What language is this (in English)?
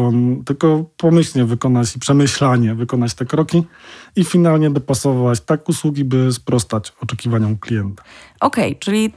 Polish